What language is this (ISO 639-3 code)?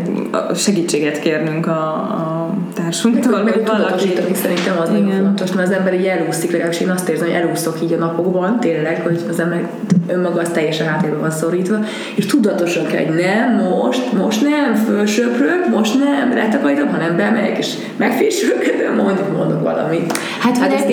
hun